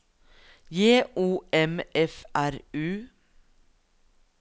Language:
Norwegian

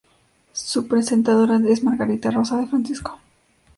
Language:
Spanish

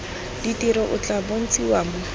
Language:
Tswana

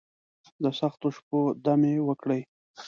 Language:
Pashto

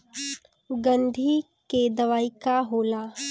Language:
Bhojpuri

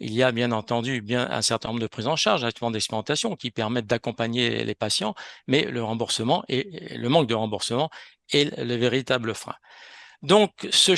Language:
French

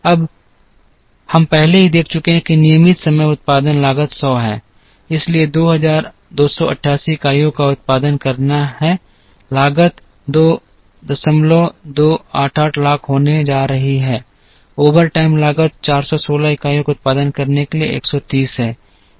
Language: Hindi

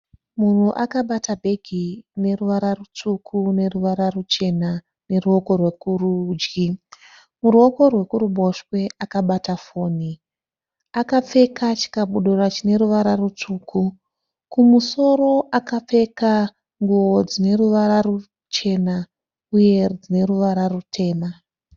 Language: Shona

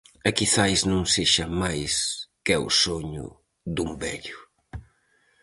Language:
Galician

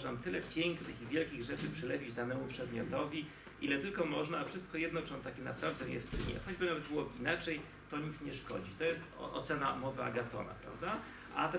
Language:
Polish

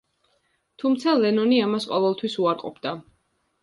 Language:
Georgian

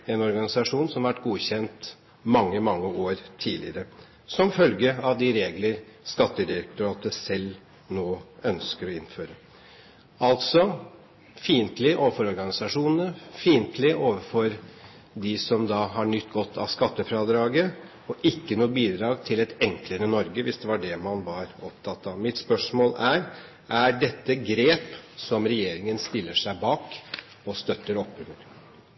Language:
Norwegian Bokmål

